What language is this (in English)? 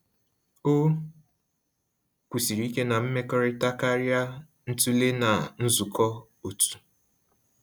Igbo